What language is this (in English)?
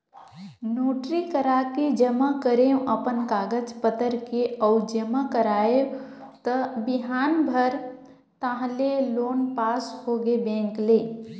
Chhattisgarhi